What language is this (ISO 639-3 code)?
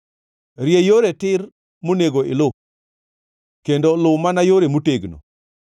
luo